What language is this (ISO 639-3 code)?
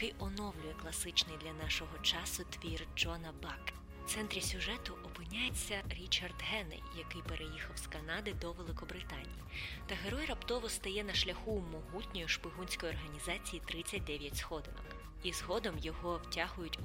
ukr